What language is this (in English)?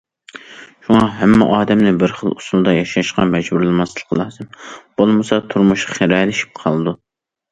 Uyghur